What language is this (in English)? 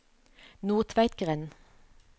Norwegian